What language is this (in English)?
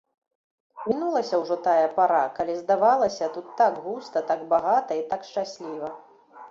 Belarusian